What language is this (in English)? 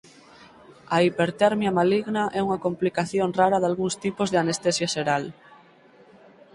Galician